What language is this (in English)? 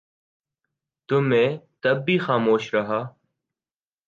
Urdu